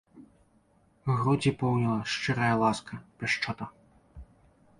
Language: Belarusian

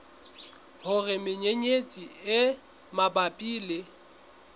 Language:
Southern Sotho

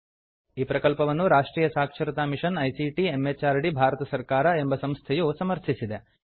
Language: Kannada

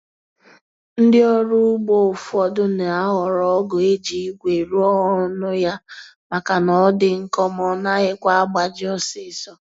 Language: Igbo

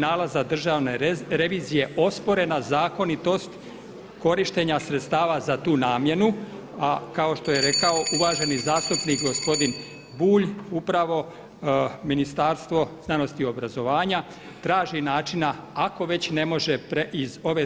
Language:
Croatian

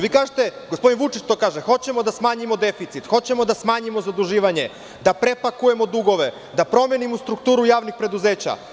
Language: Serbian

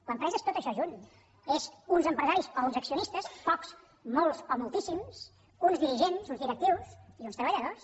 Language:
Catalan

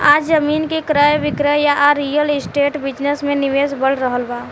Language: Bhojpuri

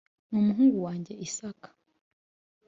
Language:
Kinyarwanda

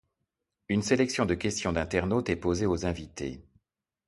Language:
French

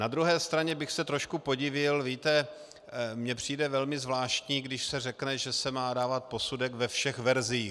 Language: Czech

